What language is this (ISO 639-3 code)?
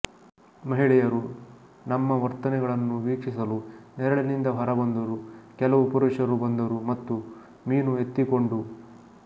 kan